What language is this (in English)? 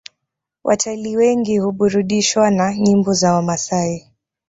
Swahili